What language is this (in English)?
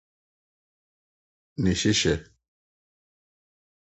Akan